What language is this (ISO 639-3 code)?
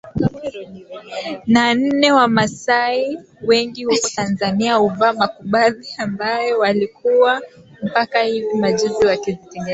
swa